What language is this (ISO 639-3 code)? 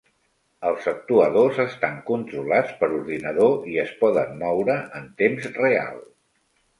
cat